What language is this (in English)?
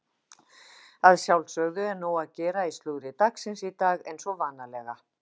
Icelandic